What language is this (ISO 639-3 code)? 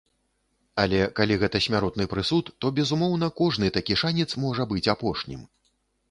bel